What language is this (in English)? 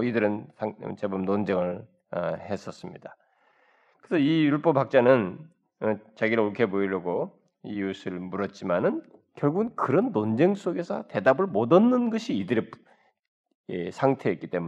Korean